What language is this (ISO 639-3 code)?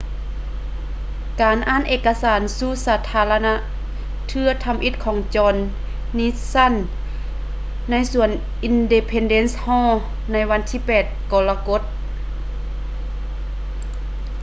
lao